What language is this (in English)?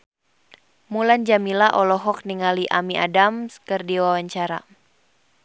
Sundanese